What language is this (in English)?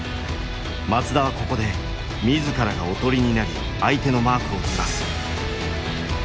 Japanese